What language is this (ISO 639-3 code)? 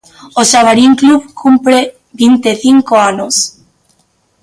glg